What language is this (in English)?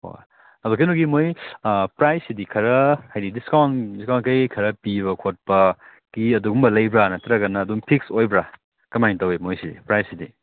Manipuri